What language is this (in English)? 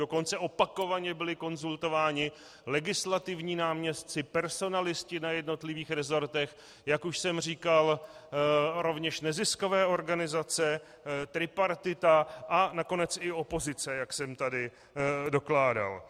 Czech